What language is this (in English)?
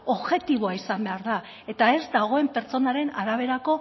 Basque